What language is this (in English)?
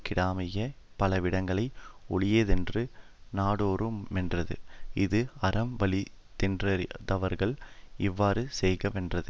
Tamil